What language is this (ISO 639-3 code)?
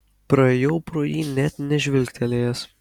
lit